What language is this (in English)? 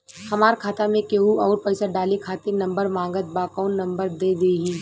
Bhojpuri